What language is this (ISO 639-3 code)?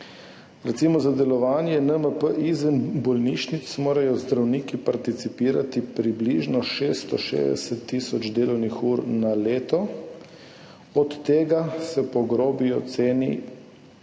slv